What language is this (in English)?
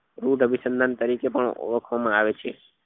Gujarati